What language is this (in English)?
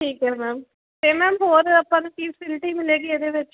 Punjabi